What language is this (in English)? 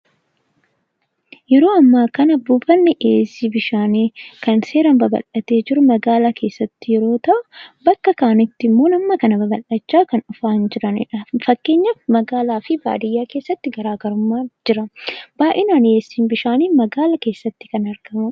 Oromo